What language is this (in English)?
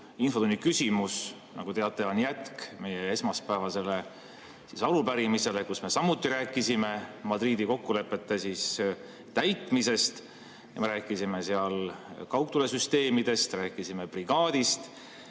Estonian